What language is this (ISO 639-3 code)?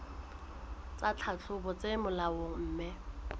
sot